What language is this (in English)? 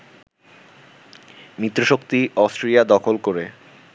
Bangla